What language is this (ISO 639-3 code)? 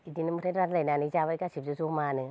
brx